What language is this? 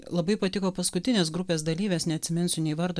Lithuanian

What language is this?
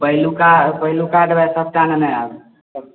Maithili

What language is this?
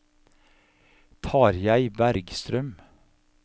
Norwegian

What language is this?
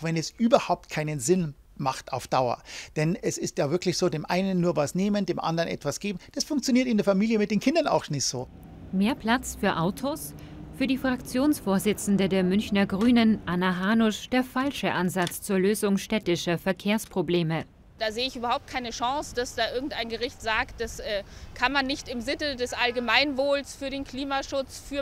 German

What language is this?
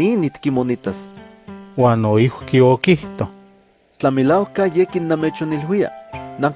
Spanish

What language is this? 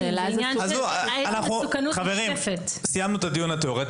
Hebrew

